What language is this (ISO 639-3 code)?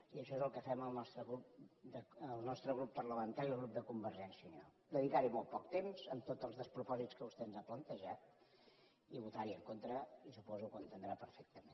cat